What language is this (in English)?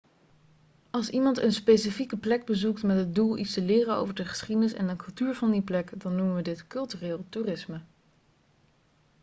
Dutch